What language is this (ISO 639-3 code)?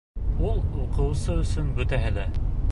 bak